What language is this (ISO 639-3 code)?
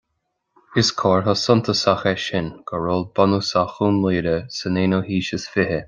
gle